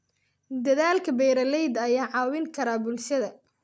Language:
Somali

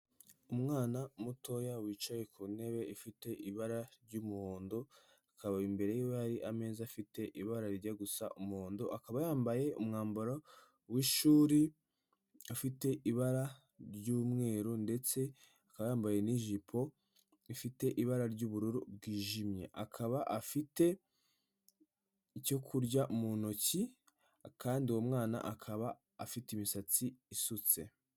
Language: Kinyarwanda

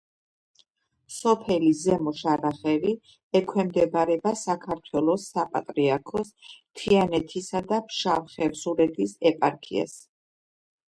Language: Georgian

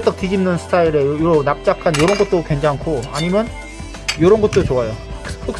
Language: Korean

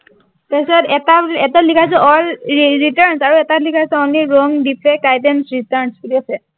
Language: Assamese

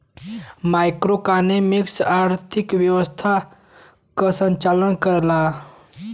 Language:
Bhojpuri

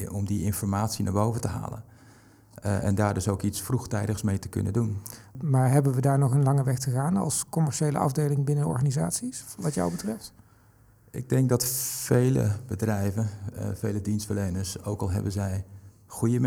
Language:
Dutch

